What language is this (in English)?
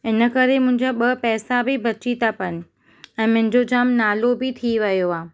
Sindhi